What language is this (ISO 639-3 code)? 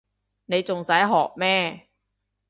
yue